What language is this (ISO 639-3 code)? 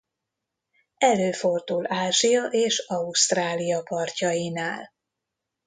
hun